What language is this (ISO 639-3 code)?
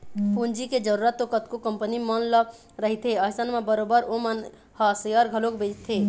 hne